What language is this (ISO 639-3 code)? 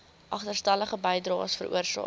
afr